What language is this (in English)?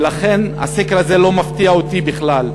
Hebrew